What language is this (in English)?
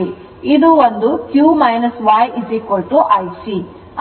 Kannada